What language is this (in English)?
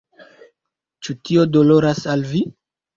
Esperanto